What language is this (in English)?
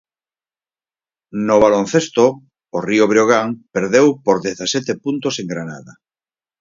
Galician